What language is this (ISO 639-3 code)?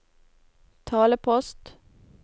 nor